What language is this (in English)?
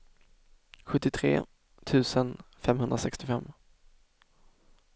Swedish